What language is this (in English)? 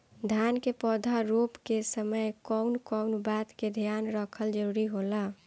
Bhojpuri